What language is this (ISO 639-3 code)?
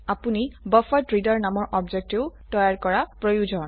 asm